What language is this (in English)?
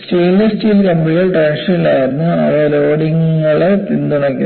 Malayalam